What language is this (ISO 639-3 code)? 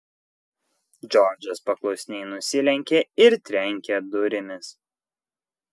lit